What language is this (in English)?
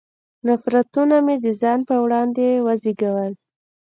Pashto